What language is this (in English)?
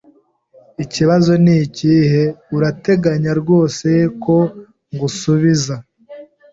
Kinyarwanda